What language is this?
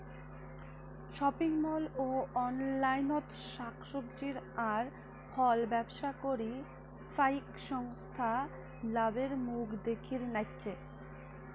Bangla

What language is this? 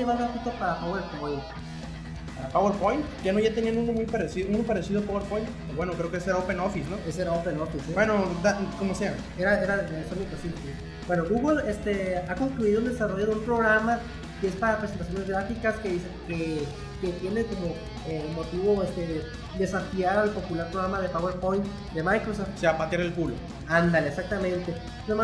Spanish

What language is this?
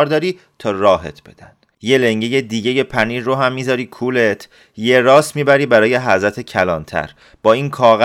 Persian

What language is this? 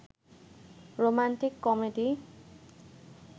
Bangla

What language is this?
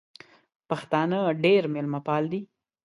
Pashto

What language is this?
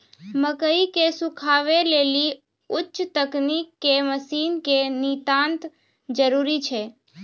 Maithili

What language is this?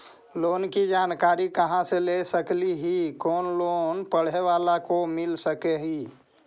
Magahi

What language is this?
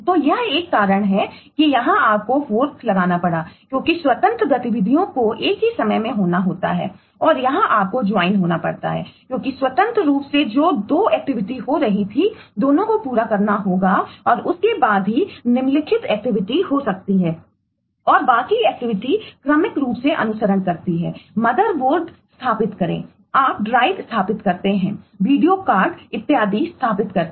Hindi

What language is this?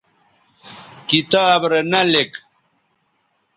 Bateri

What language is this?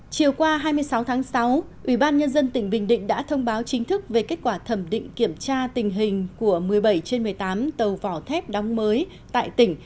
Vietnamese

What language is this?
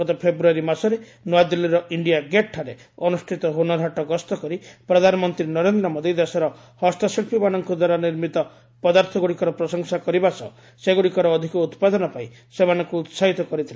Odia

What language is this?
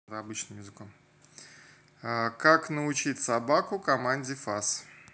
Russian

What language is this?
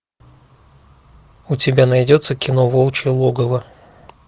Russian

